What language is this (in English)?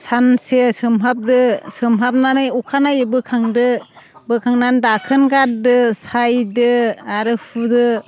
Bodo